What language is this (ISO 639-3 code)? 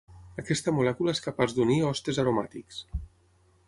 cat